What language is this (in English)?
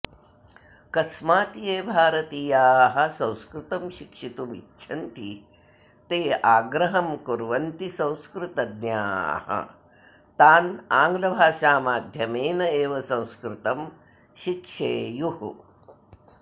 Sanskrit